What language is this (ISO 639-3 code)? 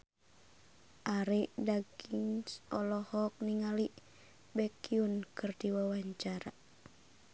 sun